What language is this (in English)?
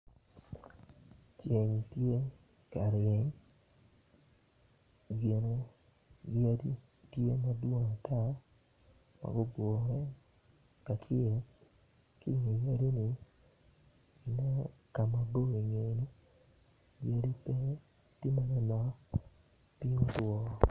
Acoli